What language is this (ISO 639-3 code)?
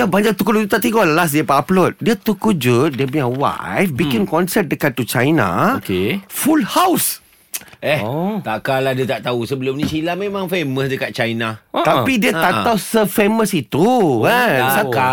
msa